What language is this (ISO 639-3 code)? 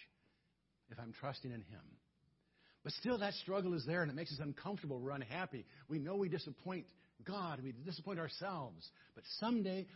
eng